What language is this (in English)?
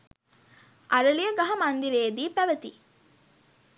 Sinhala